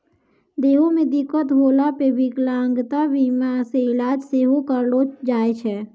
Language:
Maithili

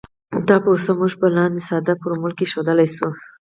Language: Pashto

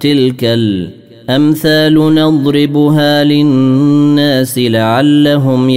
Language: Arabic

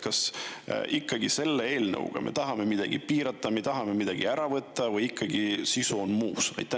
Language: Estonian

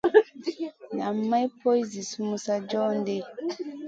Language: Masana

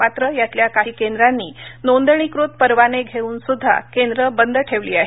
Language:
Marathi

